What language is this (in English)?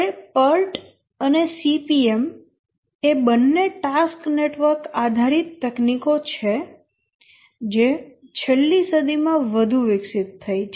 Gujarati